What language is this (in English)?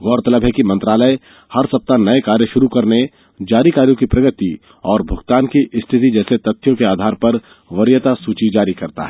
Hindi